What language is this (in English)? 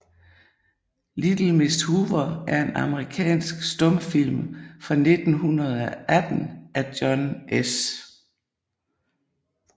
Danish